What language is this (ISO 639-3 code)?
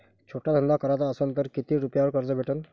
mar